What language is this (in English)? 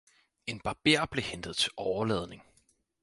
Danish